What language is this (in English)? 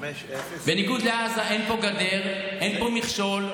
Hebrew